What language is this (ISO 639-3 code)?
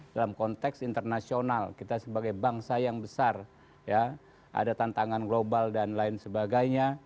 ind